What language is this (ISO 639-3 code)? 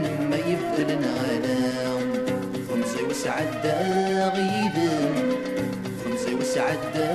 ara